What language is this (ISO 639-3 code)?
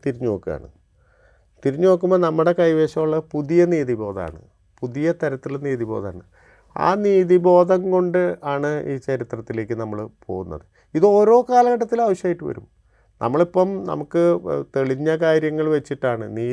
mal